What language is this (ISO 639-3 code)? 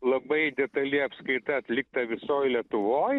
lit